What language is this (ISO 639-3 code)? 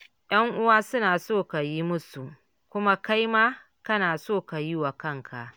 hau